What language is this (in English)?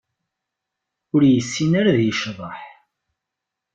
Kabyle